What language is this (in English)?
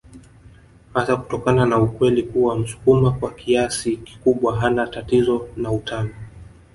Swahili